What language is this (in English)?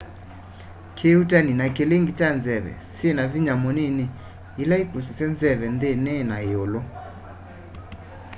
Kamba